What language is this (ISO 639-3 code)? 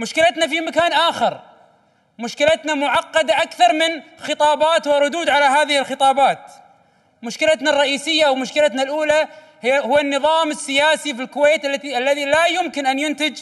ara